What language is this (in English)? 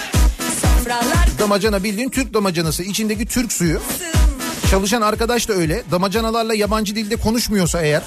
Turkish